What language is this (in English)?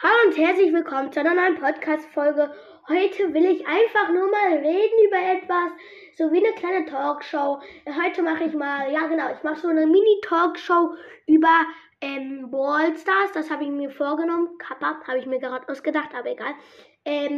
German